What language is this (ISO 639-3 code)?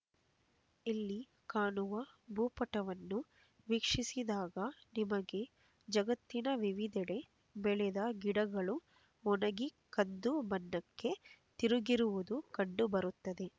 kan